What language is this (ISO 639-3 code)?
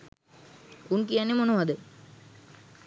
sin